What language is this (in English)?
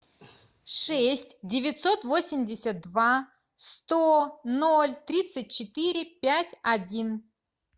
Russian